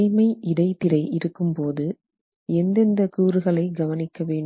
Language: Tamil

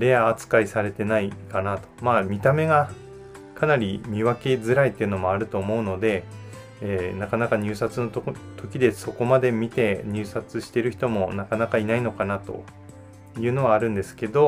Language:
Japanese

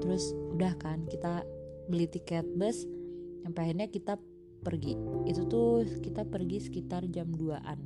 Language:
Indonesian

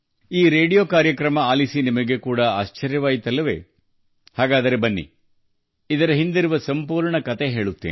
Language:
Kannada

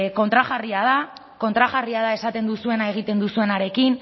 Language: Basque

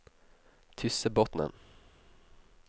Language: Norwegian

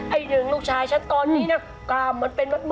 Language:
Thai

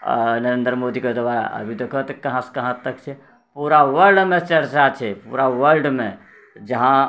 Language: Maithili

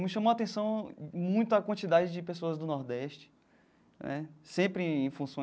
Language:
Portuguese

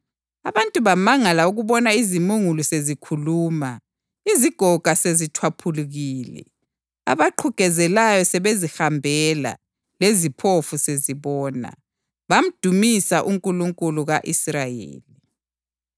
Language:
North Ndebele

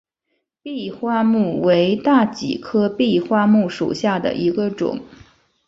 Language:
Chinese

